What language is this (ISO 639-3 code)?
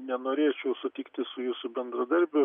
lit